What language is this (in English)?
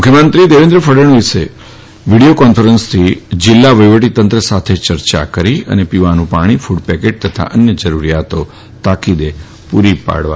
Gujarati